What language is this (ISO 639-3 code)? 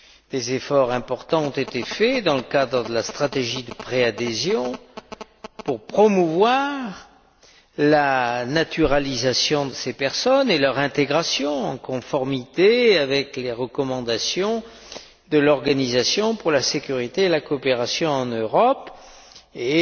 fra